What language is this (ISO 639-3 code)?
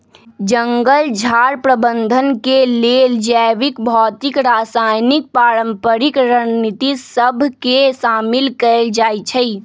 mag